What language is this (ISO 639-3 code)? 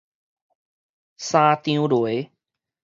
nan